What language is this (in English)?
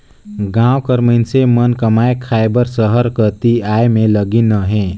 Chhattisgarhi